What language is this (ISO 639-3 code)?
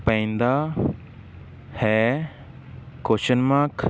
pan